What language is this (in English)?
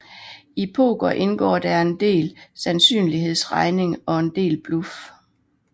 Danish